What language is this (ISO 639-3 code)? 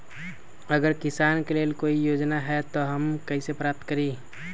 mag